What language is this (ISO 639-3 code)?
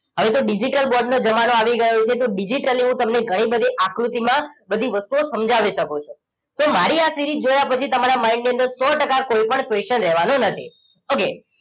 guj